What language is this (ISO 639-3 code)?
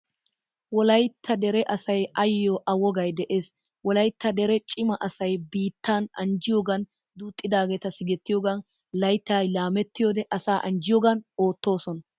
wal